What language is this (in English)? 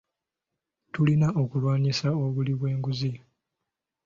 Ganda